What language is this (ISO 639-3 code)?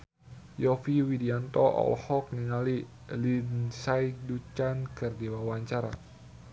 sun